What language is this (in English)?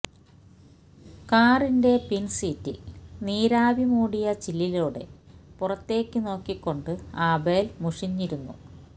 Malayalam